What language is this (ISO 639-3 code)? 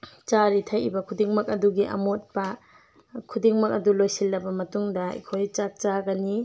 mni